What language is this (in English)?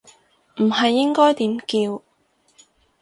Cantonese